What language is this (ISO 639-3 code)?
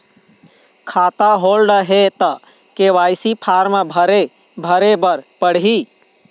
hne